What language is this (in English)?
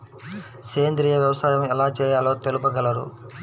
Telugu